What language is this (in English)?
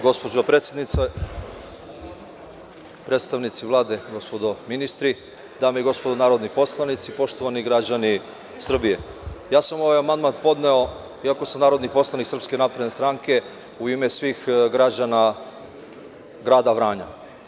Serbian